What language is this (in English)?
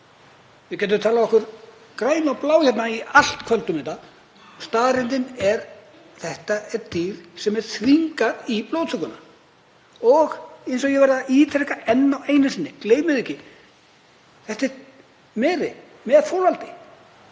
Icelandic